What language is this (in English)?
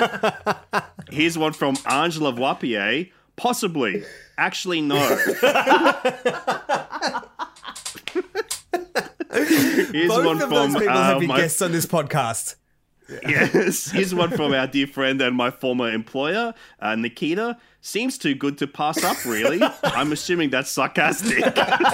English